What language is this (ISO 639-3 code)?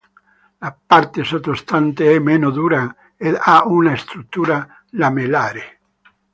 ita